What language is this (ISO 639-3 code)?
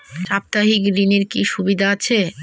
ben